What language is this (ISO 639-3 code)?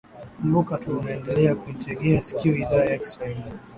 swa